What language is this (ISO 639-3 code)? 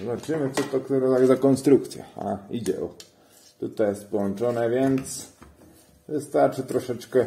pol